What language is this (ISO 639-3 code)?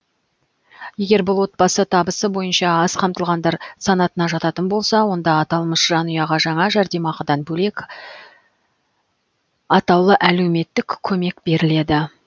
kaz